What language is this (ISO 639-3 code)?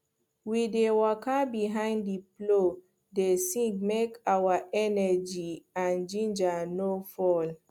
pcm